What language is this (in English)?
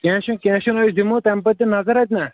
Kashmiri